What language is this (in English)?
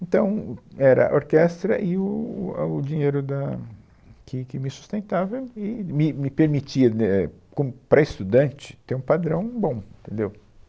Portuguese